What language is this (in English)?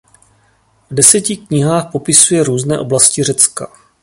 Czech